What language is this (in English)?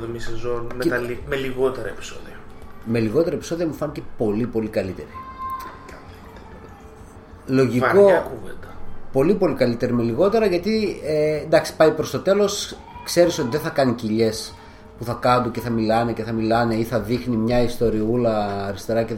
Greek